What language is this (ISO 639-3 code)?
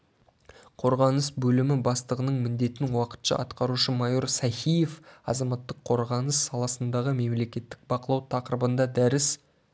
kaz